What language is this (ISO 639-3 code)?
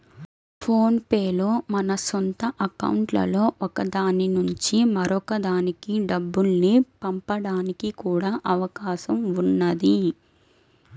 tel